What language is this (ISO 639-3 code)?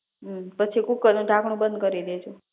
guj